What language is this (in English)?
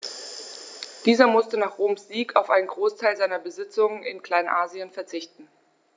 German